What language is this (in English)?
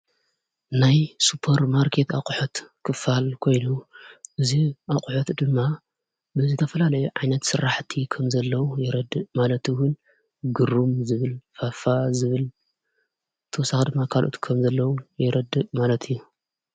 Tigrinya